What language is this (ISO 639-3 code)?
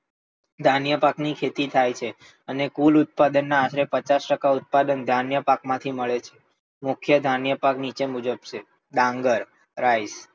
guj